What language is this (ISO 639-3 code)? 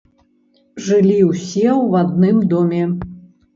bel